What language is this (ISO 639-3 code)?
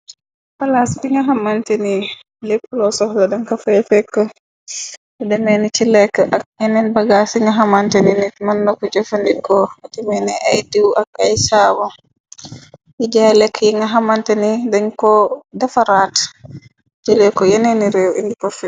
wol